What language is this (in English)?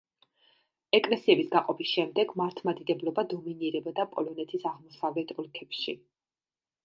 Georgian